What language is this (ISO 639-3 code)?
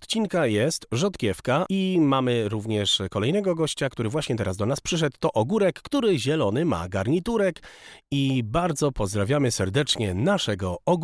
pol